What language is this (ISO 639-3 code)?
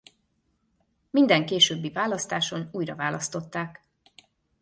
hun